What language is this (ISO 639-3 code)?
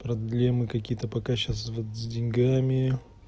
rus